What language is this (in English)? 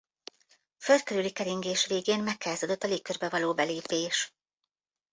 Hungarian